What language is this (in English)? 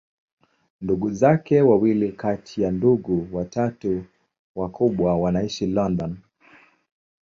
Swahili